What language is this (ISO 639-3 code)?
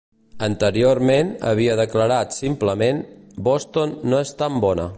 cat